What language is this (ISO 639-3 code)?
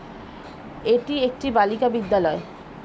ben